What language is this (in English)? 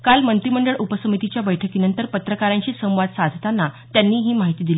Marathi